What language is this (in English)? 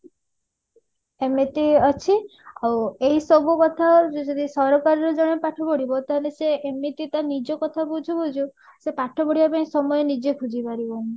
Odia